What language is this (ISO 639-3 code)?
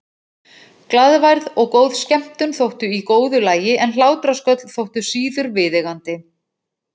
isl